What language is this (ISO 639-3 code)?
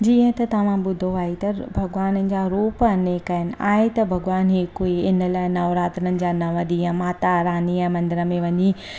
snd